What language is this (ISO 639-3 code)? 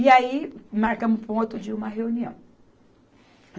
por